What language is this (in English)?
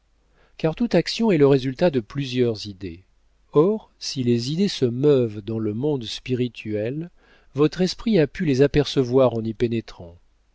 French